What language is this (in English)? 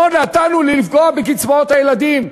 Hebrew